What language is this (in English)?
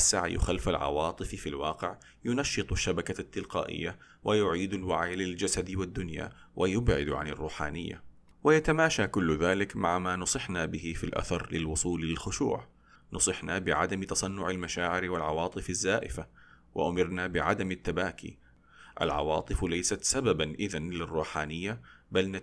Arabic